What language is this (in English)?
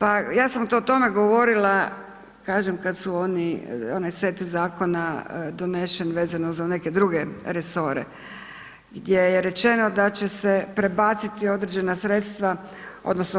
Croatian